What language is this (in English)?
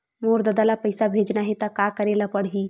Chhattisgarhi